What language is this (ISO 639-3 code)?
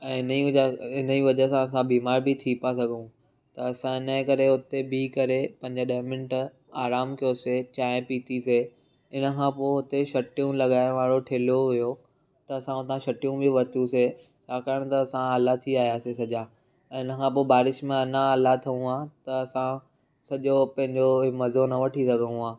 snd